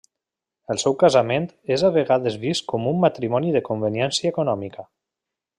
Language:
Catalan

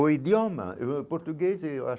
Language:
Portuguese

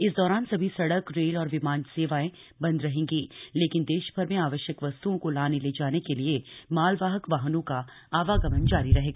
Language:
Hindi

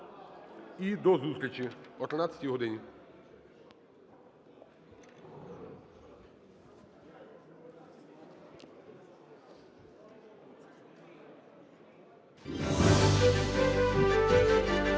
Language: Ukrainian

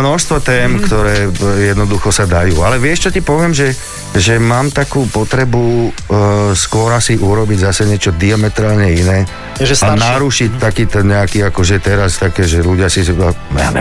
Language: Slovak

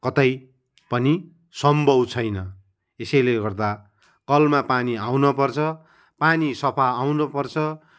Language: Nepali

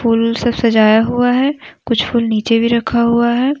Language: Hindi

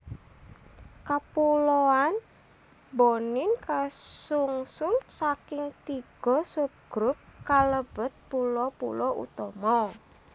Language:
Javanese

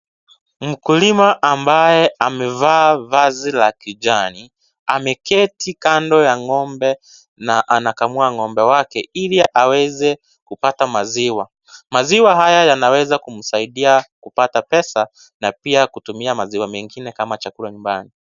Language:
Swahili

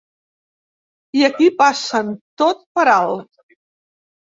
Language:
Catalan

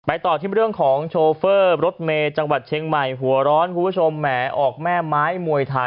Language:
Thai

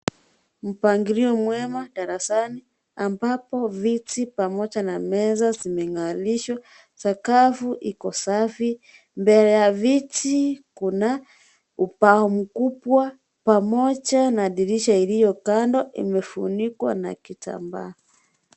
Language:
Swahili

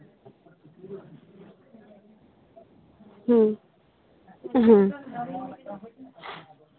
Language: Santali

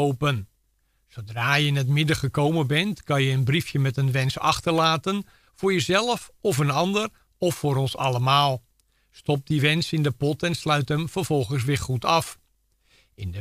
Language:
Dutch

